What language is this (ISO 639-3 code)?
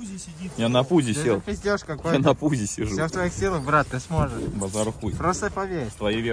rus